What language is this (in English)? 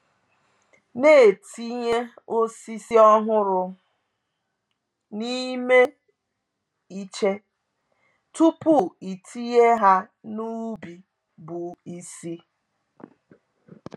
Igbo